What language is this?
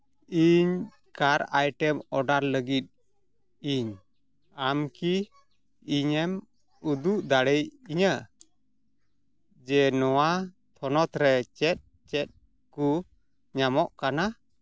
Santali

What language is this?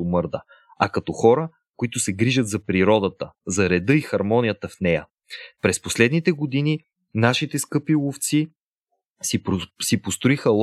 Bulgarian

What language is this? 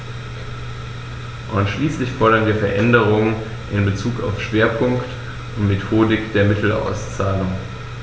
German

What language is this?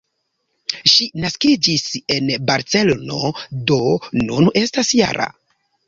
Esperanto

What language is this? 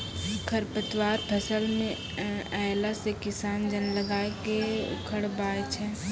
Maithili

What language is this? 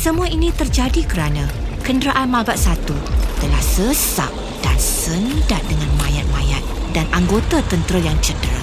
Malay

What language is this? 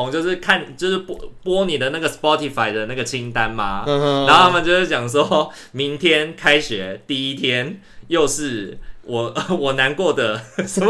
Chinese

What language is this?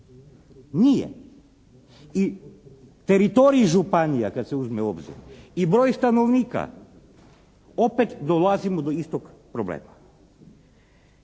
Croatian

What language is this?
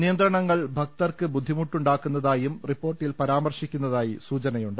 Malayalam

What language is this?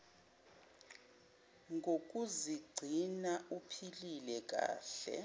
Zulu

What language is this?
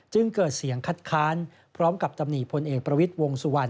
Thai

